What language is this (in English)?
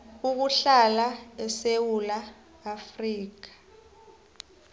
South Ndebele